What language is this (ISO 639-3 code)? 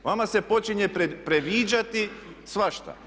hrv